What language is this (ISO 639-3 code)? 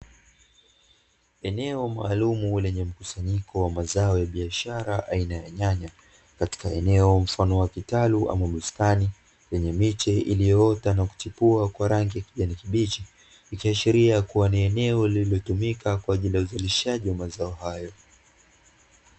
swa